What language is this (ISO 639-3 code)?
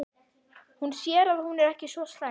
isl